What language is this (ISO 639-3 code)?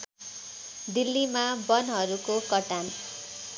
nep